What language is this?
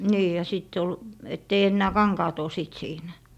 Finnish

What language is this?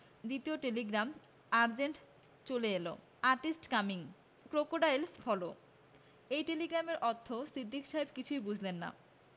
Bangla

